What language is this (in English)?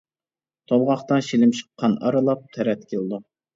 Uyghur